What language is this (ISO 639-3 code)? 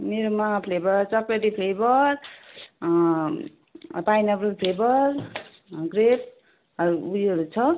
nep